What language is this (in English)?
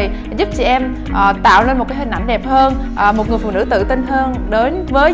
Vietnamese